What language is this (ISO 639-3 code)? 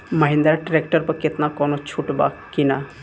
bho